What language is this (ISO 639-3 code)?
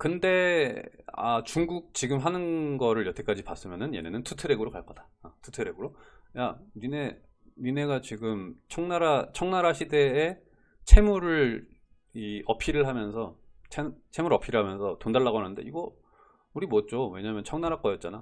kor